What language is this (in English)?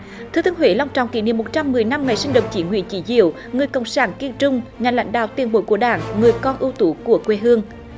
Vietnamese